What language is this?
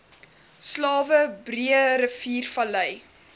Afrikaans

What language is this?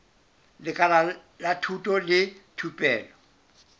Southern Sotho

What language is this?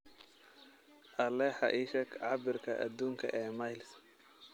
Somali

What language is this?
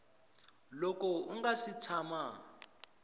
Tsonga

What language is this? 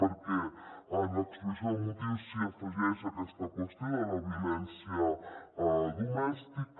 Catalan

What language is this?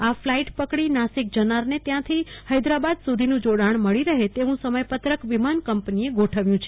Gujarati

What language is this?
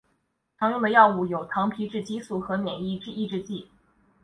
Chinese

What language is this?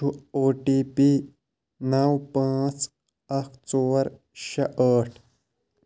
Kashmiri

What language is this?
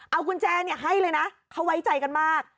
Thai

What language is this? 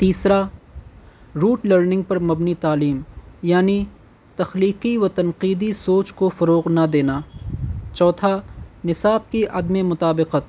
Urdu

